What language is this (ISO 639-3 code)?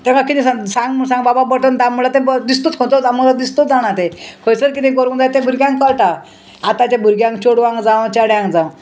kok